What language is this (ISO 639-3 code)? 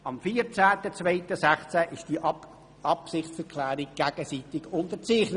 gsw